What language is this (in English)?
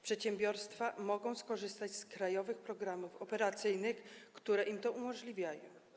Polish